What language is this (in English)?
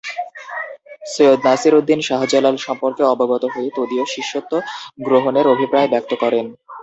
Bangla